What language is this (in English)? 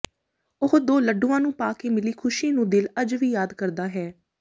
Punjabi